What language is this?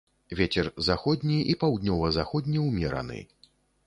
Belarusian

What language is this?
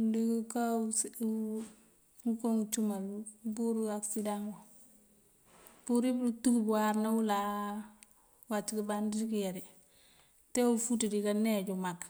Mandjak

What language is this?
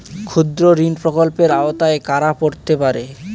Bangla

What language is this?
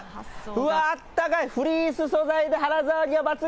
Japanese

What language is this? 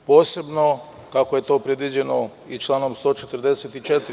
Serbian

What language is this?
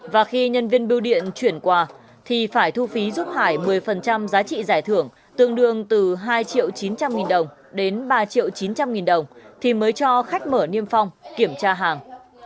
Vietnamese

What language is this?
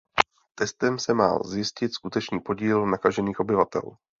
Czech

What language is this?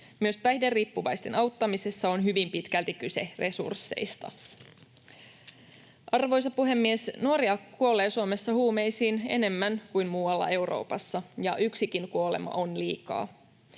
Finnish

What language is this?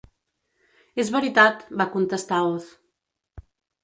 Catalan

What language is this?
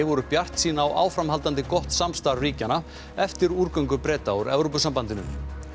Icelandic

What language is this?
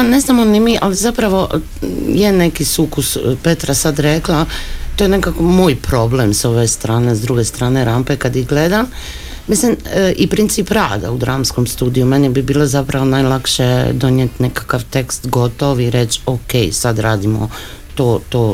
Croatian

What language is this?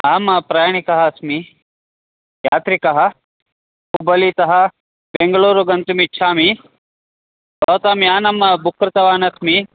Sanskrit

